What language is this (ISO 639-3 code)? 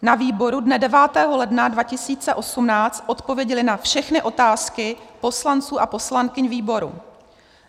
ces